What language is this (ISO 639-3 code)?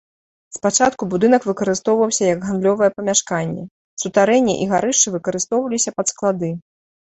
bel